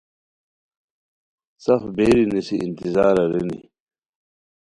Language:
Khowar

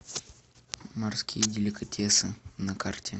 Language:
Russian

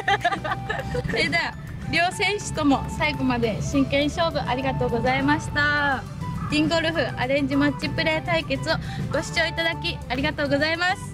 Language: Japanese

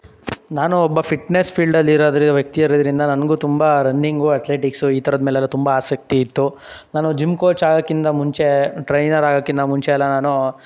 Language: Kannada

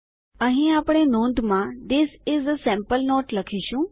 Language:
Gujarati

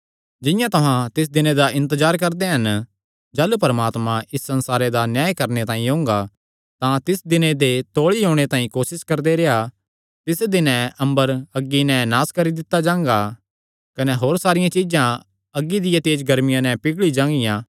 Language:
Kangri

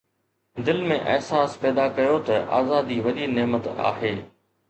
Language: Sindhi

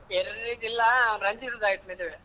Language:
Kannada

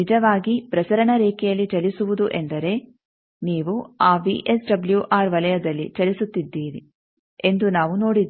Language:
Kannada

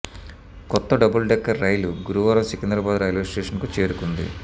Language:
Telugu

